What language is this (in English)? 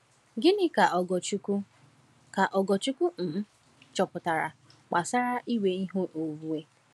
Igbo